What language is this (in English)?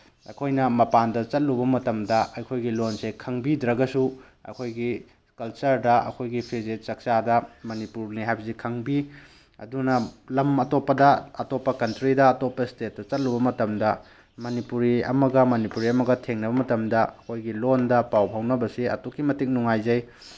Manipuri